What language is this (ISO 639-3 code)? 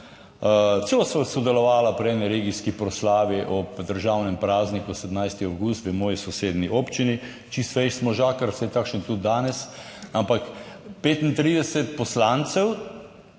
slv